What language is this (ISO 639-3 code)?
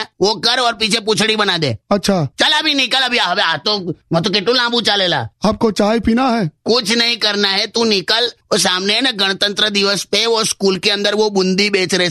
hin